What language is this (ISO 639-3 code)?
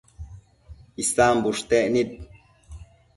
mcf